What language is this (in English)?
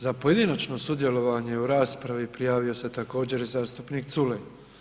Croatian